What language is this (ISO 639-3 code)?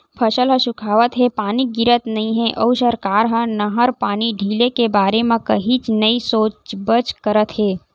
hne